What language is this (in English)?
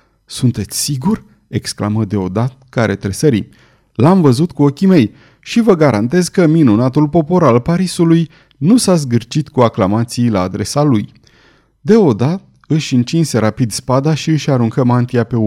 Romanian